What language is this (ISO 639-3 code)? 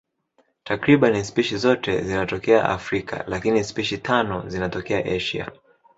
swa